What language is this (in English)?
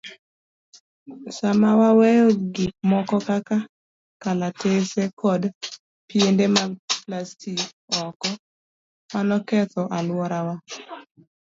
Luo (Kenya and Tanzania)